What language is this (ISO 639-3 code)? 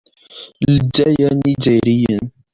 kab